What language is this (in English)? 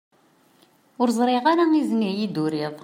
Kabyle